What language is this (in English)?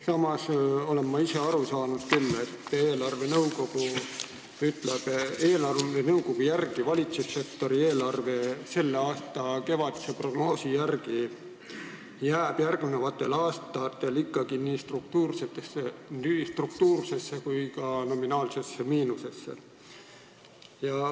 Estonian